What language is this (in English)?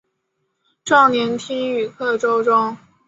Chinese